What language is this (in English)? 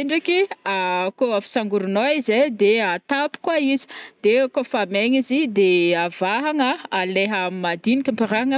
Northern Betsimisaraka Malagasy